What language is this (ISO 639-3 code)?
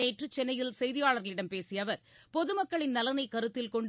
tam